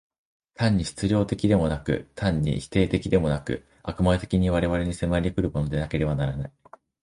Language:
Japanese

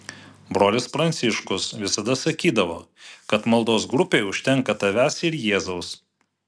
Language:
Lithuanian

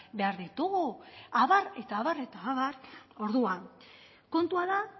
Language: Basque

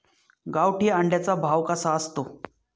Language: Marathi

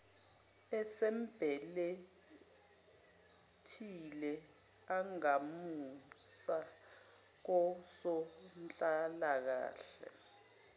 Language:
Zulu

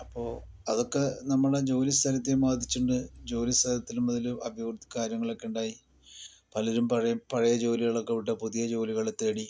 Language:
Malayalam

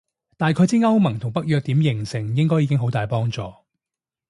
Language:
Cantonese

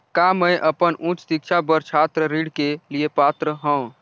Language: Chhattisgarhi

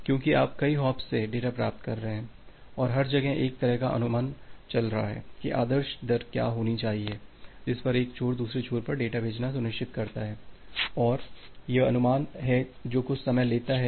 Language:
Hindi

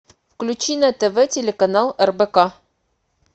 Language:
Russian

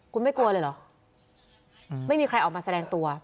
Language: Thai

